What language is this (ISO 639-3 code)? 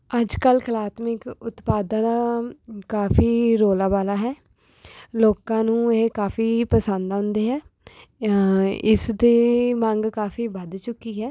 pan